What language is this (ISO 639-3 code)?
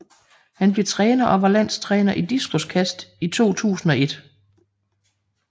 dan